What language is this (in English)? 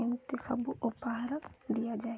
Odia